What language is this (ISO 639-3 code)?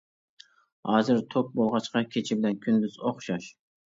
uig